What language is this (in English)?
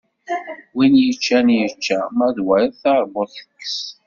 Kabyle